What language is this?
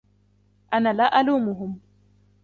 Arabic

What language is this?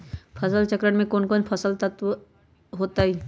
Magahi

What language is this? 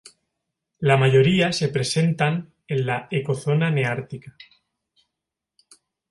Spanish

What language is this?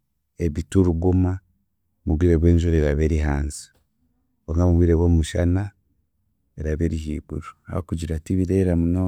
Chiga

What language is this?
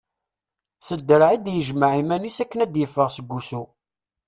Kabyle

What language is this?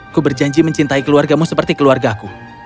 Indonesian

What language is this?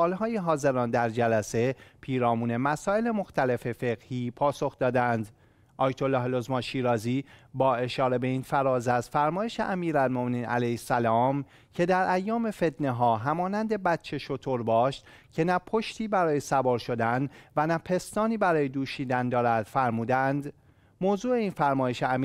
Persian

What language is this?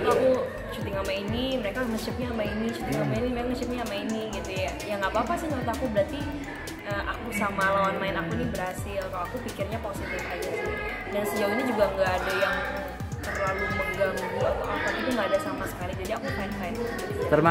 Indonesian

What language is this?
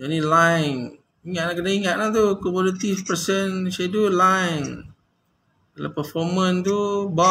Malay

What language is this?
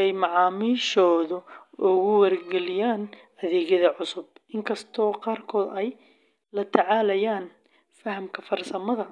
Somali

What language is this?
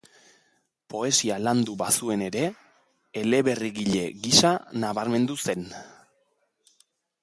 Basque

